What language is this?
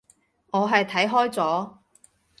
Cantonese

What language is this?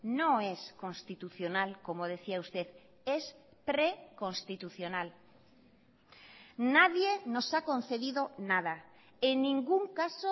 Spanish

